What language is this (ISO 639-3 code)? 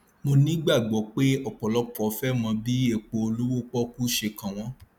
yor